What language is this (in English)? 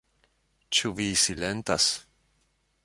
Esperanto